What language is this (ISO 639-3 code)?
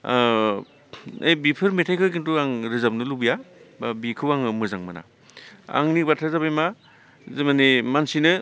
brx